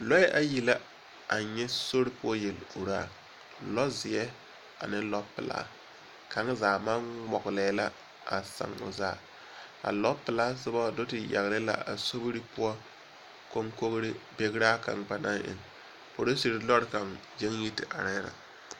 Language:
Southern Dagaare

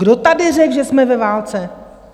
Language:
Czech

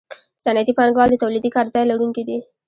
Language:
Pashto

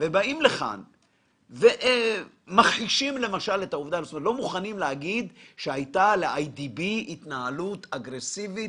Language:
Hebrew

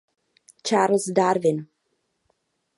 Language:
Czech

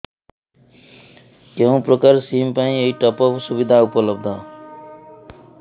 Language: Odia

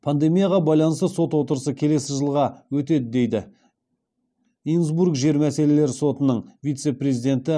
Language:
Kazakh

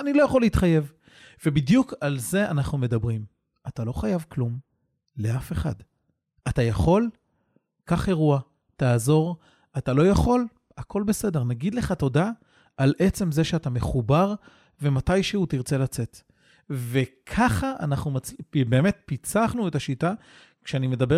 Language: Hebrew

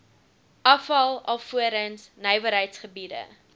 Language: Afrikaans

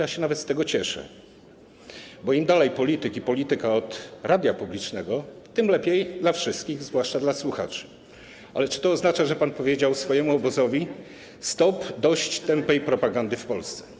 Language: Polish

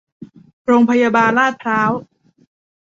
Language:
Thai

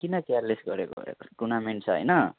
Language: Nepali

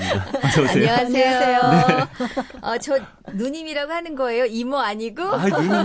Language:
Korean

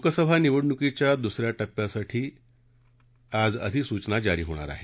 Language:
Marathi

